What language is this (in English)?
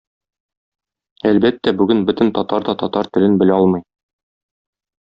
Tatar